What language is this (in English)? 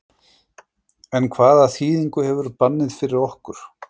Icelandic